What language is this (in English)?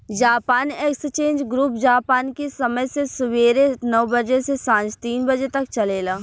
Bhojpuri